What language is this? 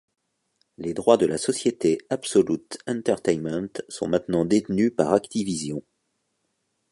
French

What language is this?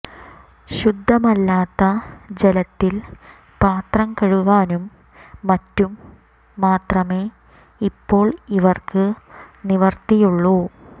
Malayalam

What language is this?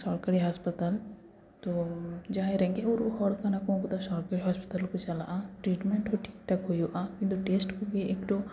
Santali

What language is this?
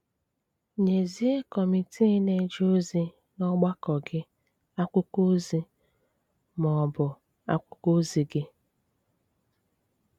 Igbo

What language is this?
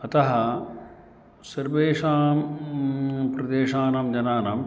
Sanskrit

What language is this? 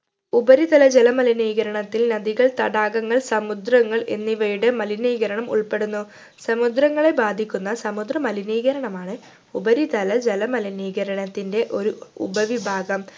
Malayalam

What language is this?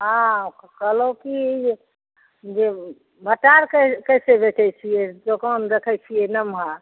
Maithili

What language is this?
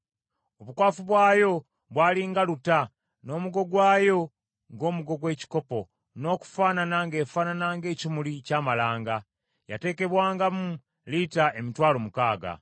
Ganda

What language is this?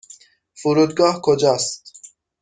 Persian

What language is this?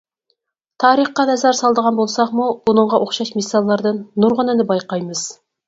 Uyghur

